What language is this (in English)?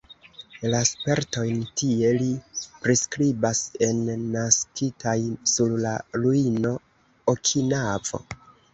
Esperanto